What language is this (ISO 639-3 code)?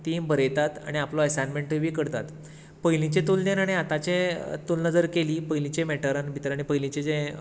kok